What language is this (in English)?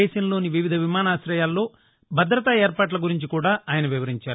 Telugu